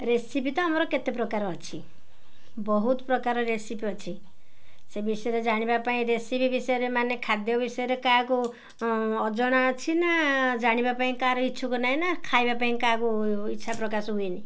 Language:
Odia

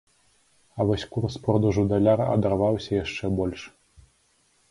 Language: Belarusian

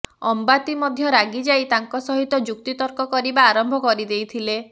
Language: Odia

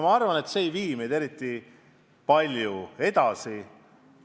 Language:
Estonian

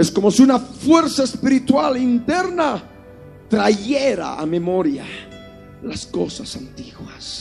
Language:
Spanish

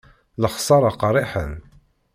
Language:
Kabyle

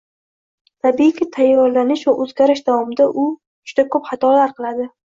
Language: Uzbek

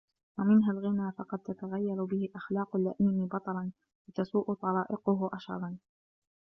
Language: Arabic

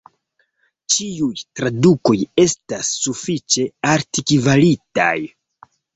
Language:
Esperanto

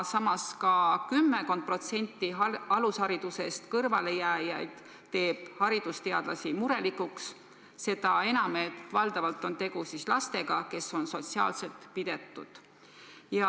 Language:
Estonian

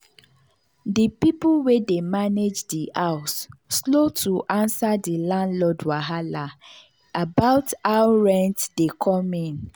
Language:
Nigerian Pidgin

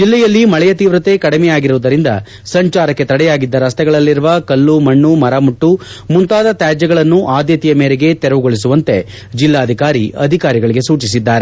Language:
Kannada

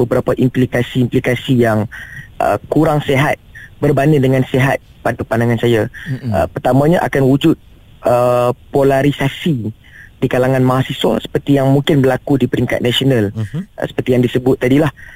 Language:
Malay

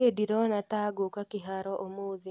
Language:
Kikuyu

